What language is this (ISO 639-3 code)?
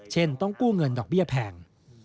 tha